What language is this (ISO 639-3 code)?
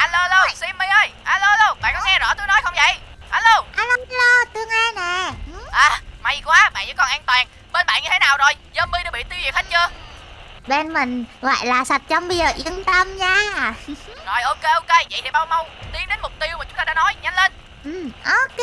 vie